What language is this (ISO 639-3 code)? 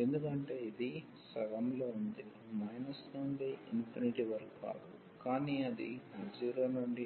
tel